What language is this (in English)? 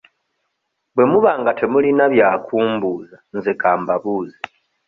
Ganda